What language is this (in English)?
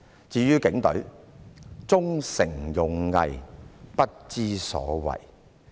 Cantonese